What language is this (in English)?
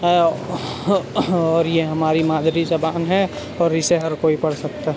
Urdu